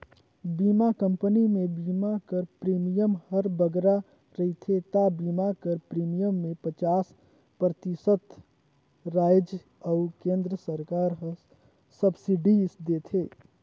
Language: Chhattisgarhi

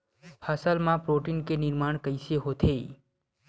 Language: Chhattisgarhi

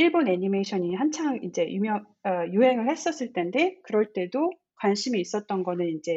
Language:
Korean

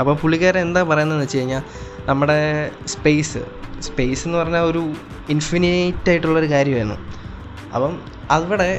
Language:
Malayalam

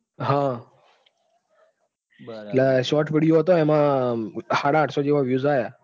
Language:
Gujarati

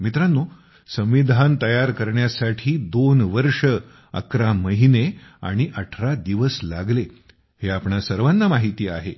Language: Marathi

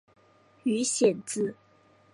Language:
Chinese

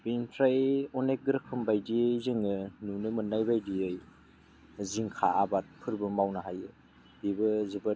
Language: Bodo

